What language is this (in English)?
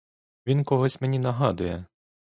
Ukrainian